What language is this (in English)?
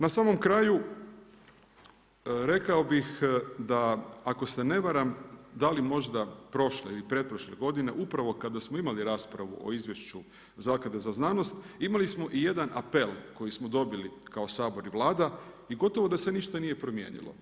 Croatian